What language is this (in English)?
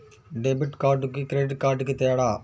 Telugu